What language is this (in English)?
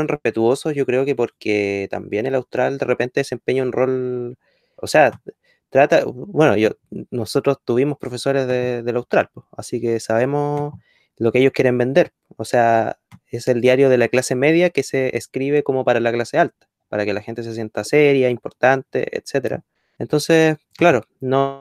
Spanish